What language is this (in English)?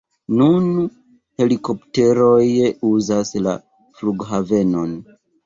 Esperanto